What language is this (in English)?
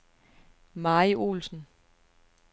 Danish